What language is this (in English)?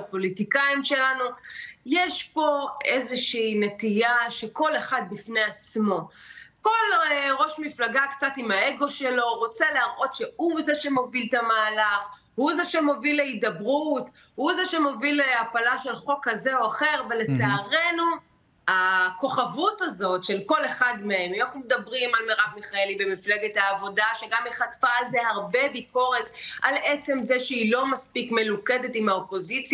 Hebrew